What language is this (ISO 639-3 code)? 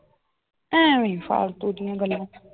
pan